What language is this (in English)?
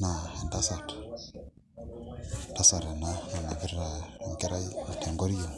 Masai